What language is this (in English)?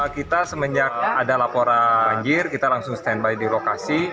Indonesian